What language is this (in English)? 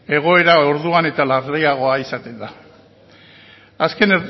Basque